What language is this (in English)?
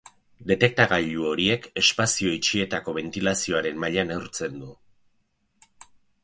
Basque